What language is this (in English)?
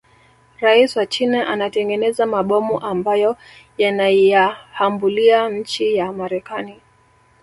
Swahili